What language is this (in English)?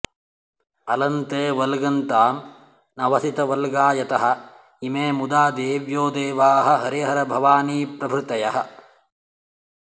Sanskrit